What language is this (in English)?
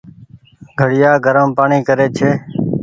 Goaria